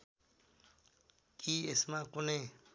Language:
Nepali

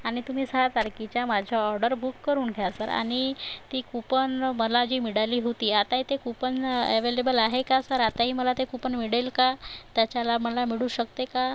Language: Marathi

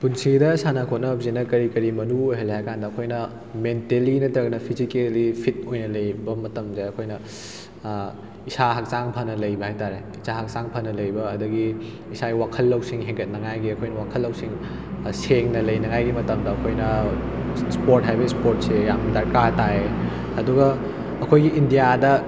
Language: Manipuri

